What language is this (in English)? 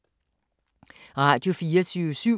Danish